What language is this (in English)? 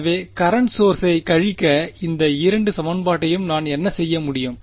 Tamil